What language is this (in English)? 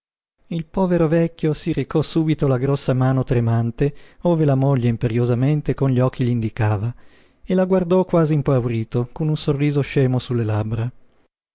Italian